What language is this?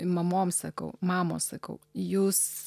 Lithuanian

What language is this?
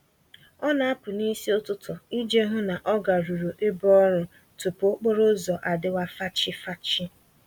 Igbo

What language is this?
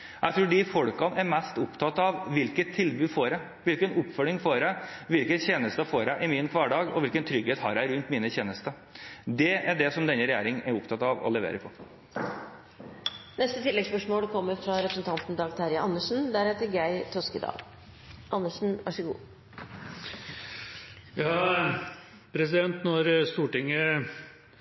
Norwegian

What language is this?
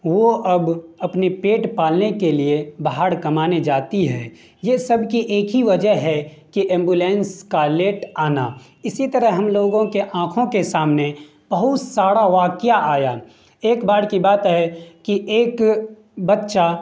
Urdu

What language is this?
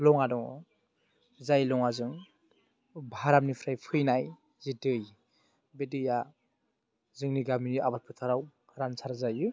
Bodo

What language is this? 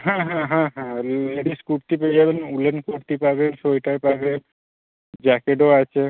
Bangla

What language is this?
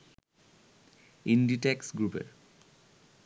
Bangla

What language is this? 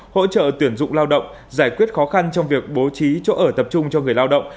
Vietnamese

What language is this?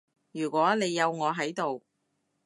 Cantonese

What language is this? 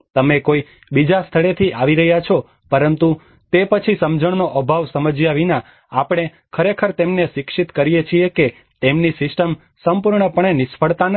Gujarati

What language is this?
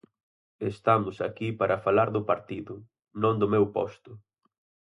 Galician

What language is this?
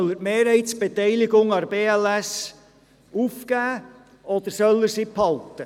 Swiss German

